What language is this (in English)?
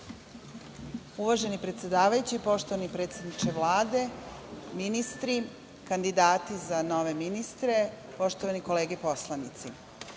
Serbian